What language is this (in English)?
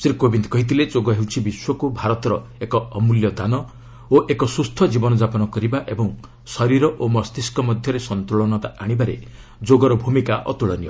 Odia